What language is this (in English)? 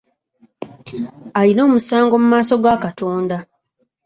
Ganda